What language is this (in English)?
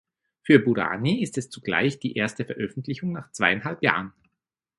German